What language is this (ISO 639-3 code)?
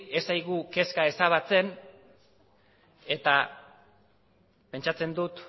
eus